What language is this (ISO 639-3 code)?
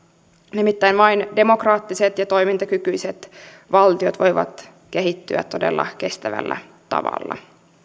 fin